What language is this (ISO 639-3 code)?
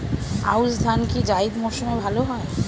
ben